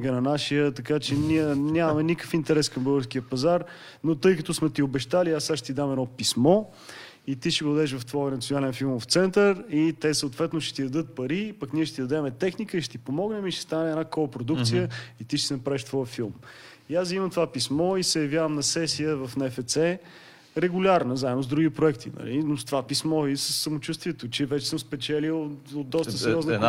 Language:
Bulgarian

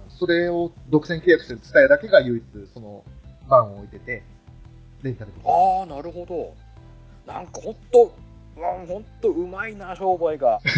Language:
Japanese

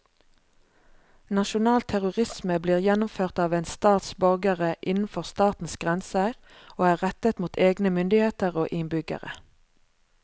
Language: Norwegian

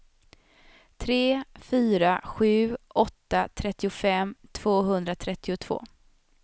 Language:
Swedish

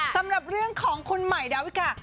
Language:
Thai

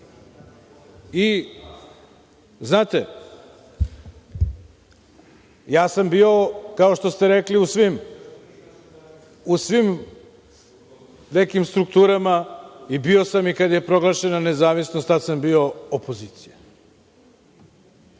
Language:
Serbian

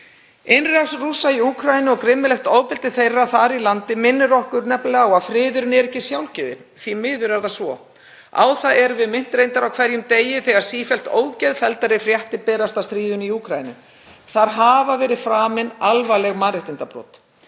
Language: Icelandic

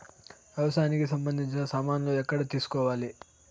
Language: Telugu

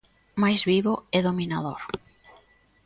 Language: Galician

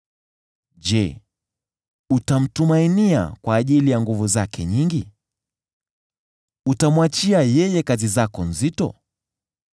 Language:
Swahili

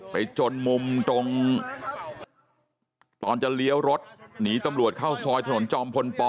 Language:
Thai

